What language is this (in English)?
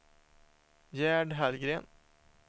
Swedish